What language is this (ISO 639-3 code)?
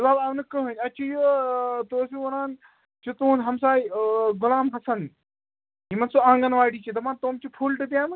kas